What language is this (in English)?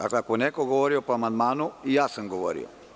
Serbian